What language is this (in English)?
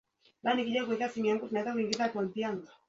Swahili